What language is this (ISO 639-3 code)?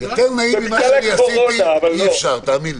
heb